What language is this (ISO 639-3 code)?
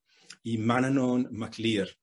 cym